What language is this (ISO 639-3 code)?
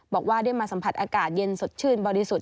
tha